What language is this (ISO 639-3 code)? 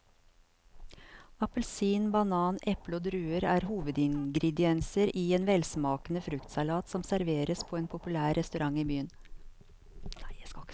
nor